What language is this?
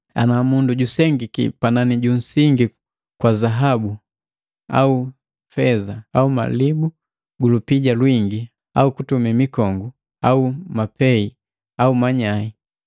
Matengo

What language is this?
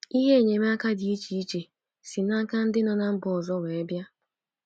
Igbo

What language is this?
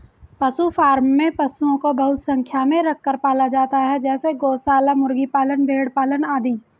Hindi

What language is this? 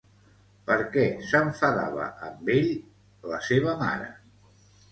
Catalan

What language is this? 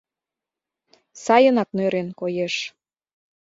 Mari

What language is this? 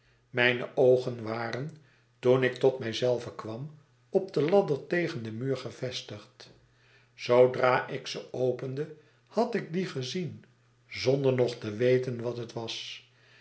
Dutch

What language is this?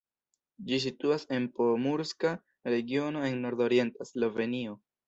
Esperanto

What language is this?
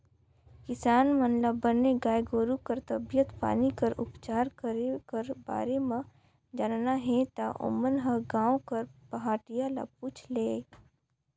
Chhattisgarhi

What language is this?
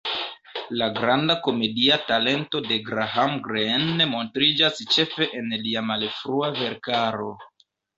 Esperanto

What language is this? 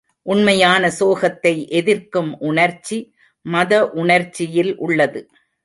Tamil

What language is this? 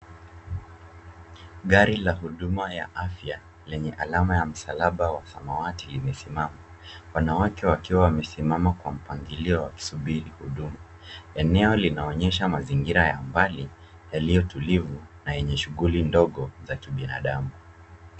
Swahili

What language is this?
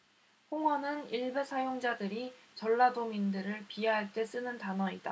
Korean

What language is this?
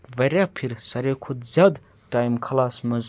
Kashmiri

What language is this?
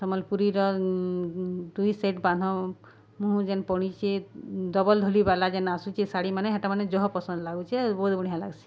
Odia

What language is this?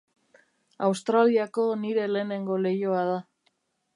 Basque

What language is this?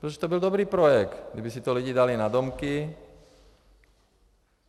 Czech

